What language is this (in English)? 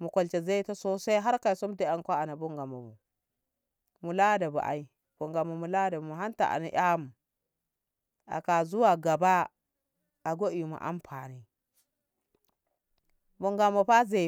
Ngamo